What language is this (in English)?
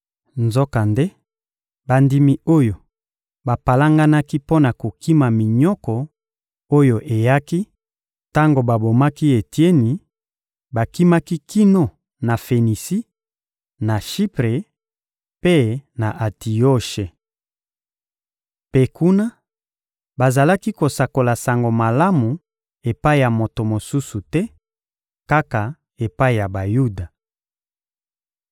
Lingala